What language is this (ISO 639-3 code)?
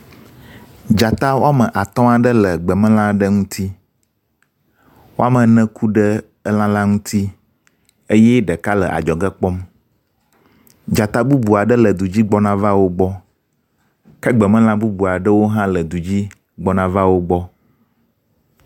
ewe